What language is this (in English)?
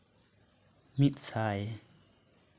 Santali